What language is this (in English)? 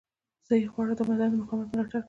Pashto